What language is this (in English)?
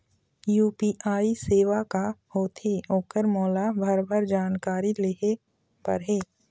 Chhattisgarhi